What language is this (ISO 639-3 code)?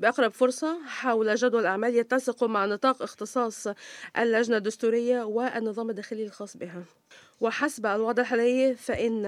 ara